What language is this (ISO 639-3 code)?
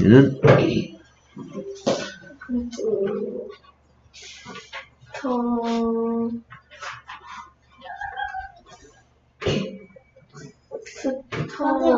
kor